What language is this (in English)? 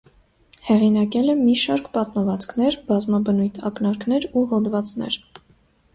Armenian